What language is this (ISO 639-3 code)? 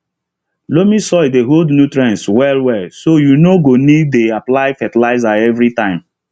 pcm